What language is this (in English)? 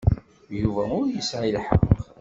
Kabyle